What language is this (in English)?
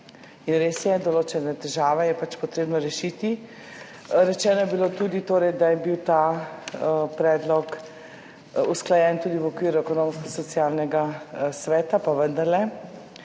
Slovenian